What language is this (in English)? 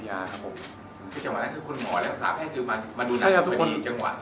Thai